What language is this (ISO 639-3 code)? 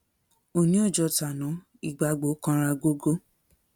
yor